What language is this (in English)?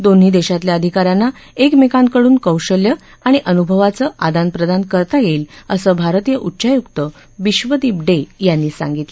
Marathi